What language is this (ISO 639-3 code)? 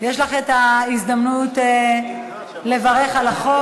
heb